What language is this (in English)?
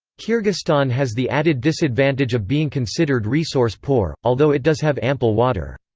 English